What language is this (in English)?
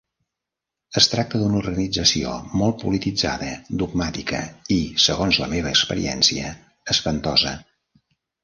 Catalan